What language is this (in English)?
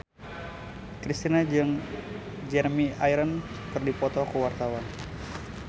Sundanese